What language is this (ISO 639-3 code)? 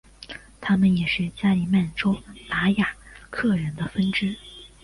zho